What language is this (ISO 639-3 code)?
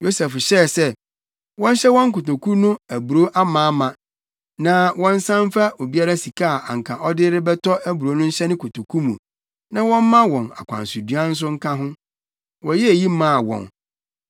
aka